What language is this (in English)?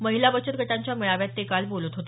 Marathi